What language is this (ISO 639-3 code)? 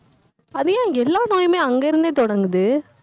tam